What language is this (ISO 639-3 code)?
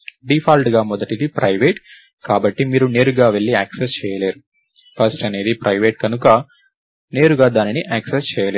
tel